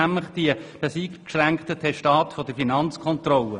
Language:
Swiss German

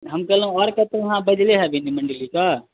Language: Maithili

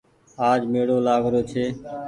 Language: Goaria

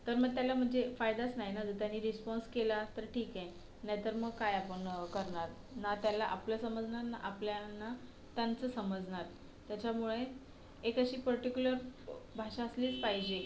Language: Marathi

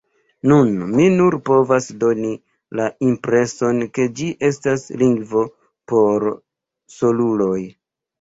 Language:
Esperanto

